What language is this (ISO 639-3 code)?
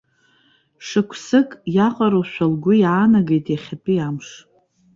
abk